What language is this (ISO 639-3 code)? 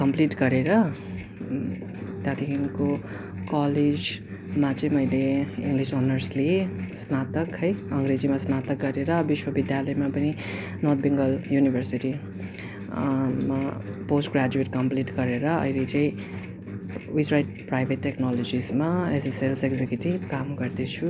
nep